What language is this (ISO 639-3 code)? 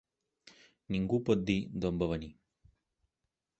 cat